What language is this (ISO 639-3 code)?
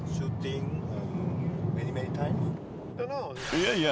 jpn